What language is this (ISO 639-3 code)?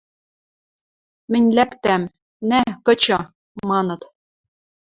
mrj